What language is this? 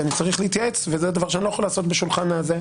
Hebrew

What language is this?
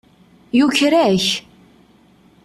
Kabyle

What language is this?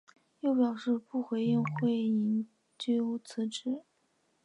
Chinese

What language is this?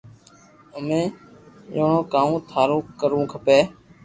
Loarki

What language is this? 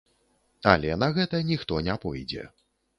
Belarusian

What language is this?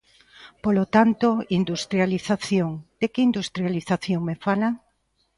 Galician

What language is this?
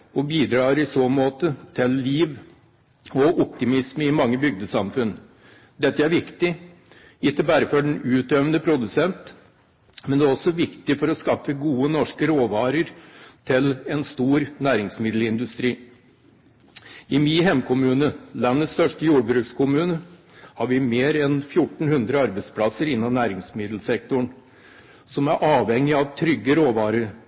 Norwegian Bokmål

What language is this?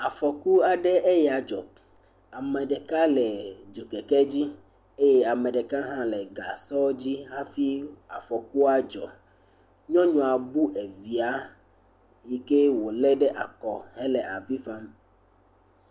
Ewe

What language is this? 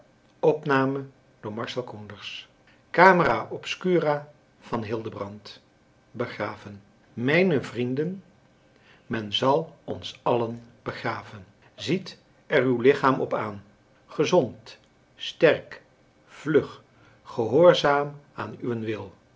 Dutch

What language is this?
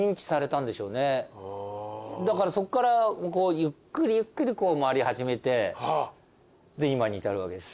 Japanese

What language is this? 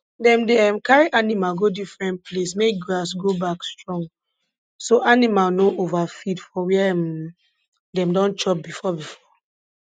Nigerian Pidgin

